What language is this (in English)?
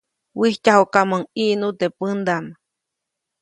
Copainalá Zoque